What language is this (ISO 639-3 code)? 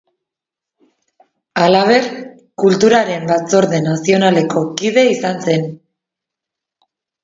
eus